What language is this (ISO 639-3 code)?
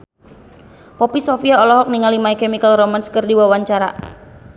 sun